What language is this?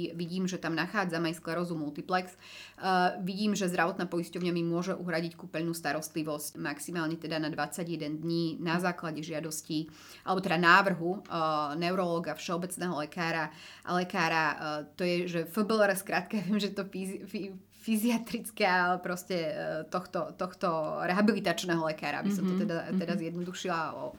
Slovak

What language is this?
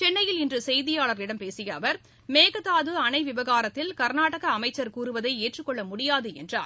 Tamil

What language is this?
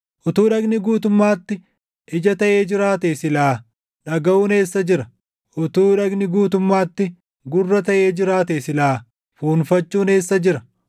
Oromo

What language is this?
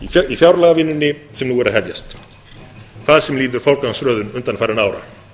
Icelandic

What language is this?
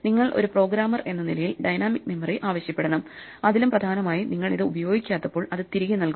Malayalam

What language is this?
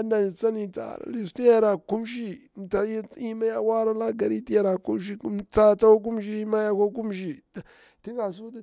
Bura-Pabir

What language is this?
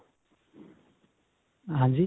Punjabi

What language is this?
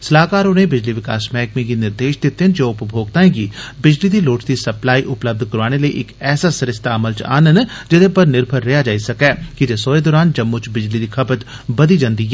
Dogri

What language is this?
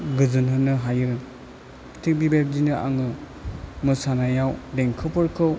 Bodo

